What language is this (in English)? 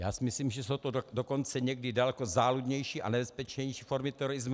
Czech